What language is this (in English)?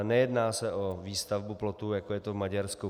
Czech